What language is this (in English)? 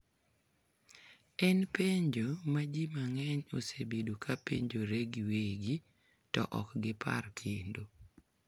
Luo (Kenya and Tanzania)